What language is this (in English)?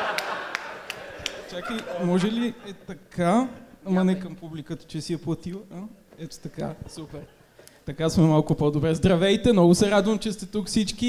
Bulgarian